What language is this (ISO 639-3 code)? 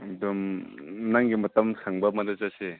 mni